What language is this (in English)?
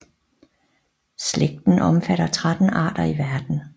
Danish